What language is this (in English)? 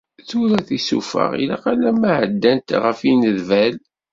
Kabyle